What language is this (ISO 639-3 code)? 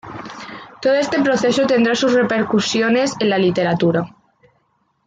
spa